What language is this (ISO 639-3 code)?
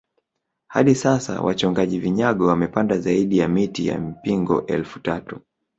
swa